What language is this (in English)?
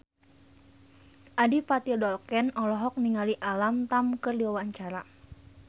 Sundanese